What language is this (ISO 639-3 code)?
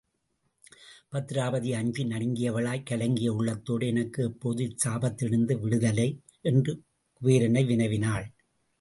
tam